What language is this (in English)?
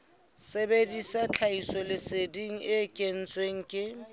Southern Sotho